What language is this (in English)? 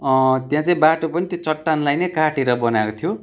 Nepali